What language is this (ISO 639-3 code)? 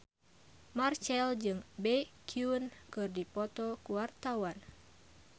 sun